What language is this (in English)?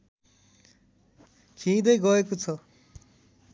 Nepali